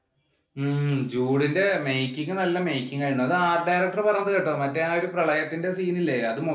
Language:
Malayalam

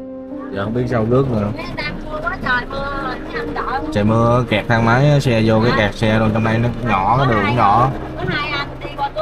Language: Vietnamese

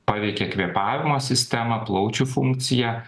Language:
Lithuanian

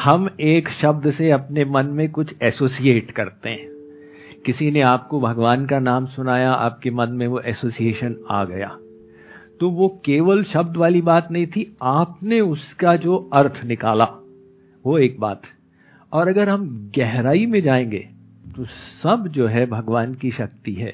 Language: Hindi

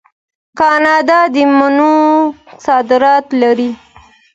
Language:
Pashto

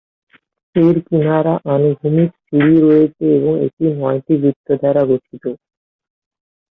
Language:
Bangla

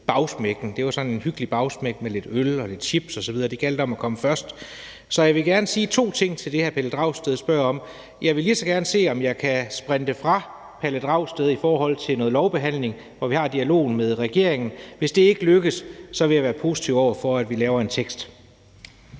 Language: Danish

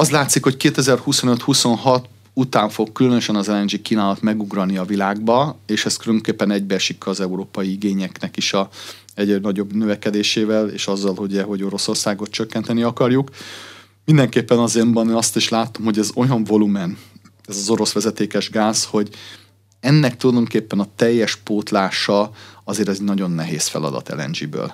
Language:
Hungarian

